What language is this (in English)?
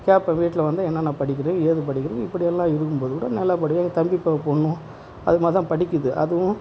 Tamil